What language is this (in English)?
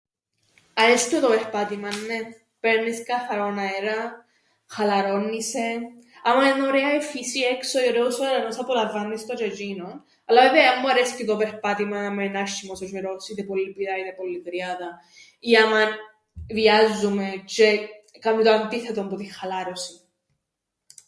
Greek